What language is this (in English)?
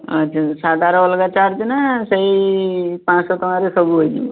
Odia